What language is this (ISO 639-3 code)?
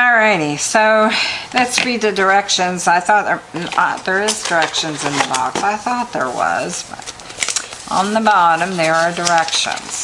eng